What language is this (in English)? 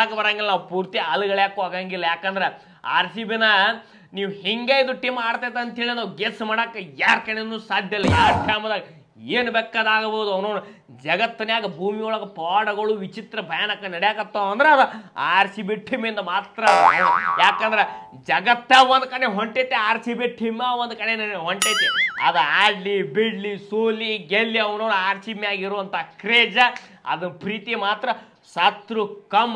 Kannada